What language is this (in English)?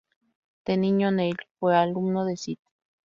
Spanish